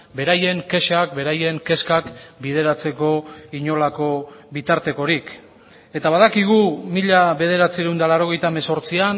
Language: Basque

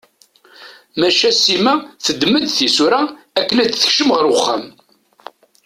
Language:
Kabyle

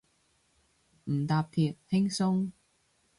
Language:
Cantonese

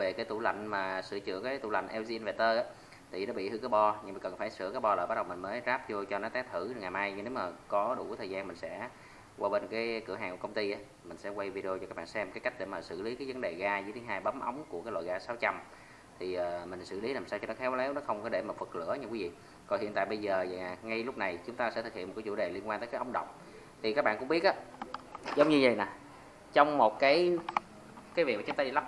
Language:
Vietnamese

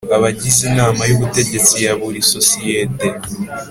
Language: Kinyarwanda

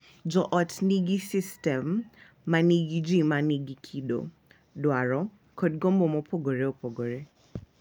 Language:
Luo (Kenya and Tanzania)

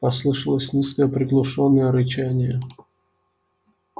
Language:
Russian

